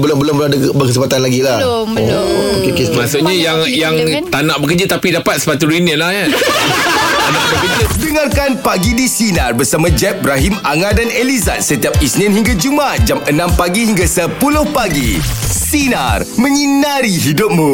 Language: Malay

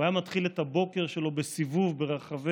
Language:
Hebrew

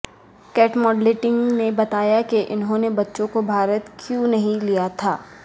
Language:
Urdu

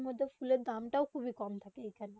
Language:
Bangla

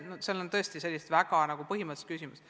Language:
Estonian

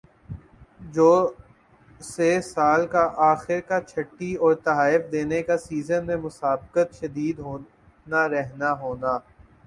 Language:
Urdu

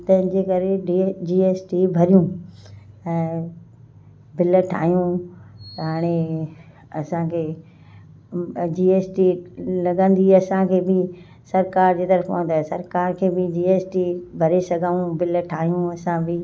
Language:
Sindhi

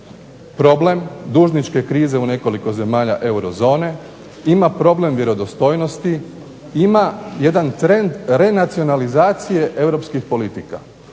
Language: Croatian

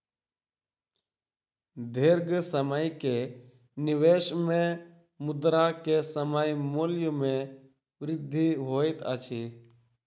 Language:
Maithili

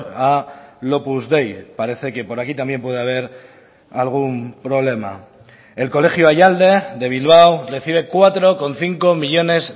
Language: Spanish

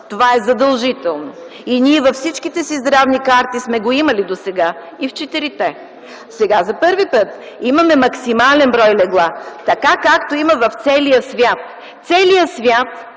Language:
Bulgarian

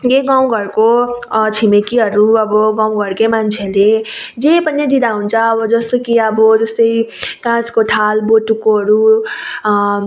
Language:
Nepali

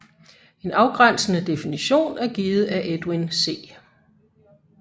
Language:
Danish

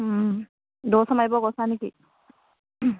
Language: Assamese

